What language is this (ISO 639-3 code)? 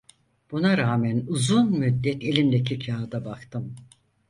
tur